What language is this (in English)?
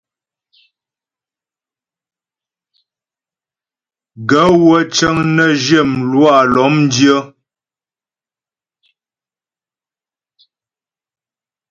Ghomala